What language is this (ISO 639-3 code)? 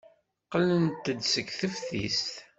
kab